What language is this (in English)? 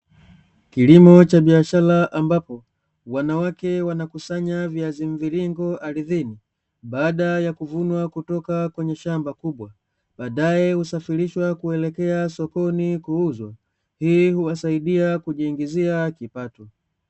Swahili